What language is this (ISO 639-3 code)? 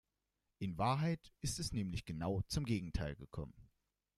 deu